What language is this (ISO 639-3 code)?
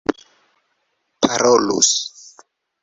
epo